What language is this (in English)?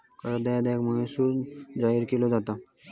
Marathi